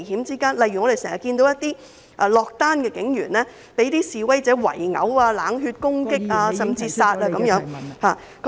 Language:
Cantonese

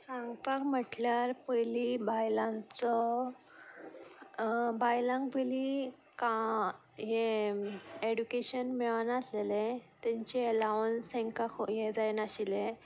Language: Konkani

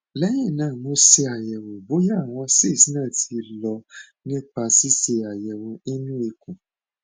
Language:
Yoruba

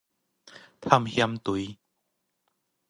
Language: Min Nan Chinese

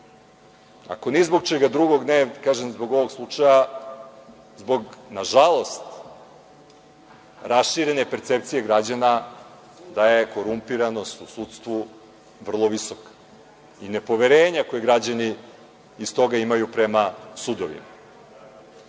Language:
Serbian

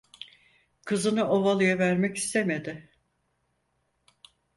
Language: Turkish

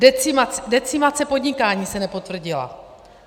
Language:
Czech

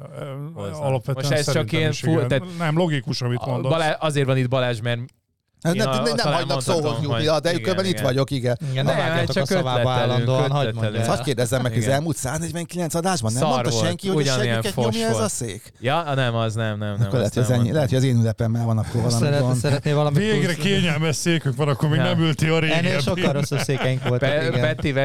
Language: Hungarian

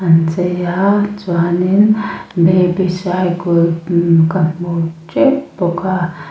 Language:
Mizo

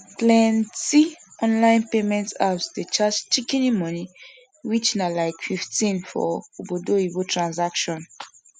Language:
Nigerian Pidgin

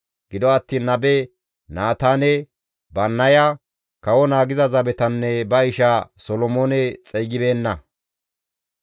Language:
Gamo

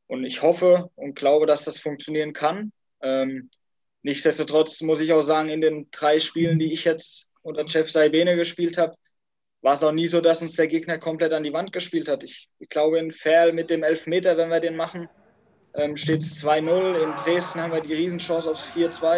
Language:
German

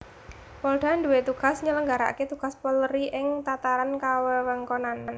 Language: Javanese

